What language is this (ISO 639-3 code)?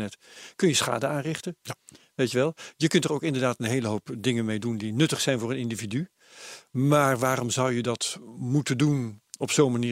nld